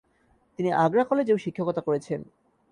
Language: Bangla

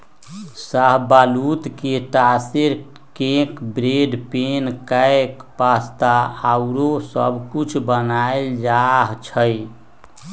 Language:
Magahi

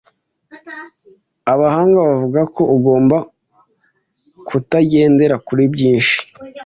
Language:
Kinyarwanda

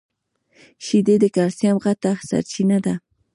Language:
Pashto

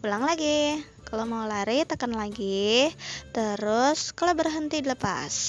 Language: Indonesian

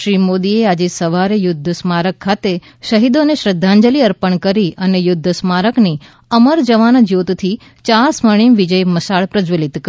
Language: Gujarati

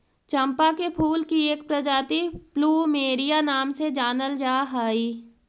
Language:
Magahi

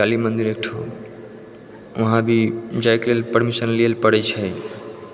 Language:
Maithili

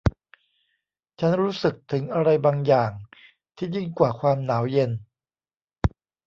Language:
Thai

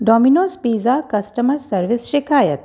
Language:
Sindhi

